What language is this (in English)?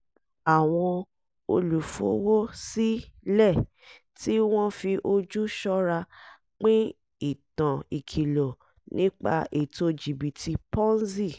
Yoruba